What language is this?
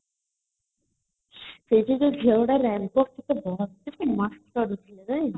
Odia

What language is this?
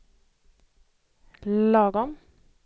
Swedish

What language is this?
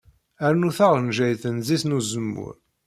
Kabyle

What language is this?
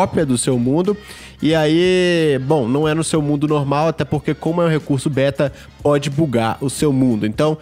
Portuguese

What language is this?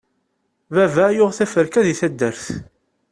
Kabyle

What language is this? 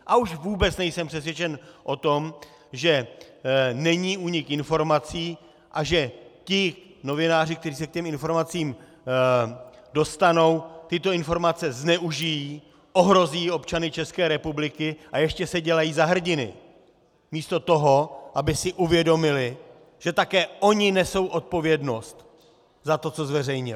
Czech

